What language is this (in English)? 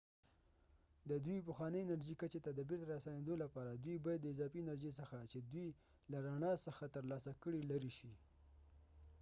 Pashto